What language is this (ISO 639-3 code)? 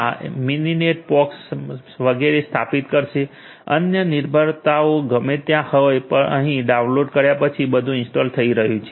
guj